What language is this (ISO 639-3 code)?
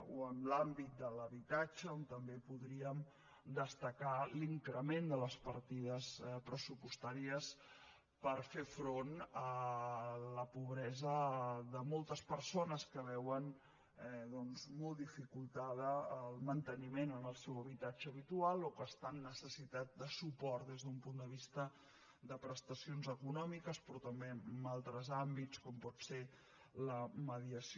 cat